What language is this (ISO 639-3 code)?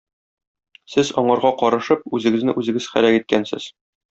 tat